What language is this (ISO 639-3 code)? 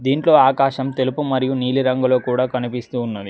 tel